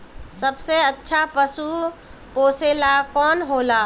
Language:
Bhojpuri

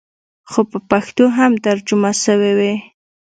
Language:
Pashto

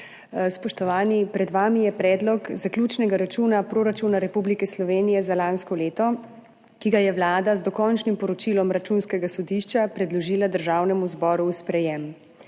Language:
Slovenian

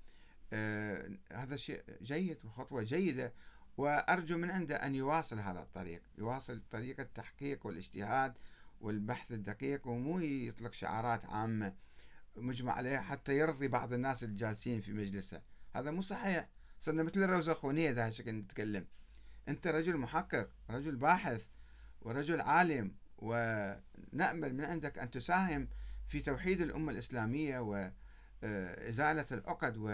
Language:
Arabic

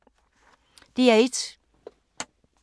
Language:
Danish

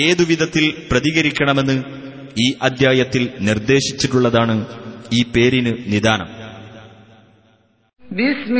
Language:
Malayalam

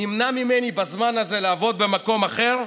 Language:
Hebrew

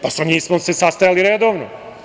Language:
Serbian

